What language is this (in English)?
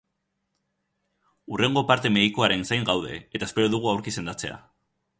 Basque